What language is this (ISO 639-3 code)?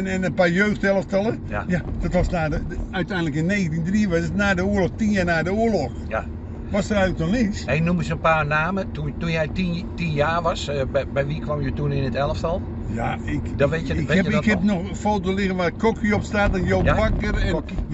nld